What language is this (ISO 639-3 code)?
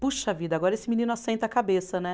por